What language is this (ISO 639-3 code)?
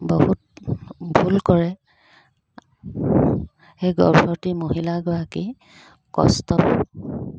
asm